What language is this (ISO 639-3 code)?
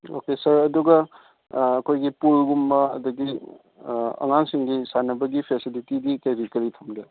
mni